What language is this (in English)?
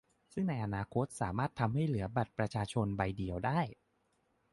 Thai